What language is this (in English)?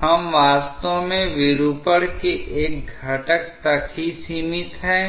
Hindi